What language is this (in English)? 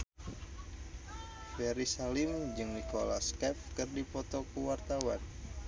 Sundanese